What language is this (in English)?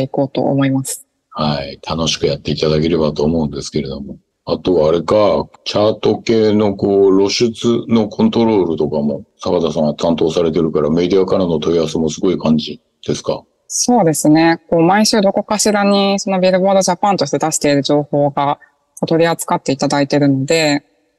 Japanese